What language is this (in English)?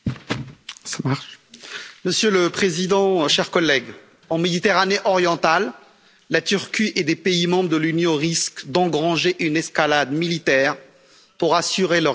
French